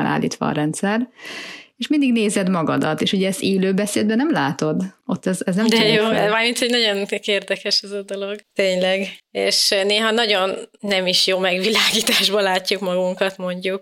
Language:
Hungarian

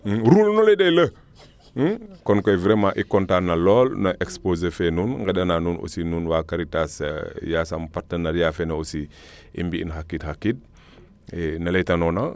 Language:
Serer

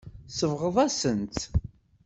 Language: Kabyle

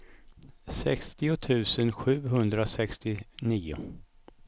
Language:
Swedish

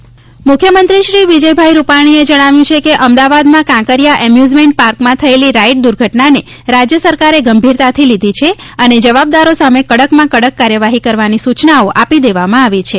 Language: Gujarati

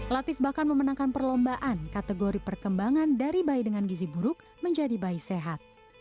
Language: Indonesian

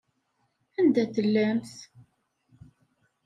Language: Kabyle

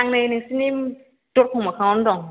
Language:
Bodo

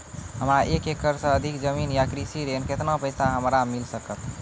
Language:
Maithili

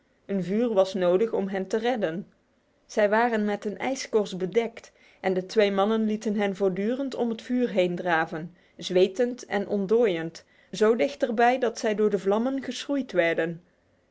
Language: Dutch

